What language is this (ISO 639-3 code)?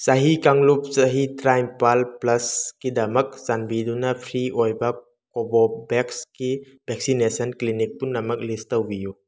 mni